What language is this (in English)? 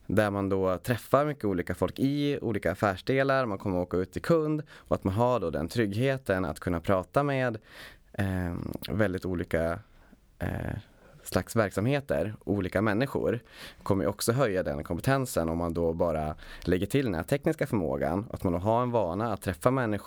Swedish